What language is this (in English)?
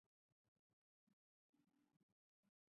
Chinese